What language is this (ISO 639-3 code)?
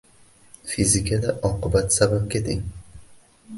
uzb